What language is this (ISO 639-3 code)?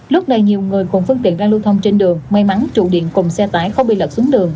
vie